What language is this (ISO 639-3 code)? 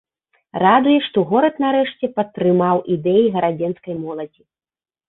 bel